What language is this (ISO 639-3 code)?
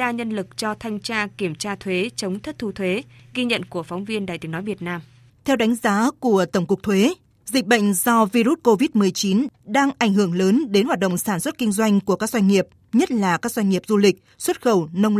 vie